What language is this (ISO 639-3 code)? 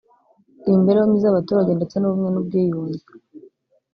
kin